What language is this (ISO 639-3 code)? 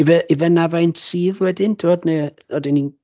cym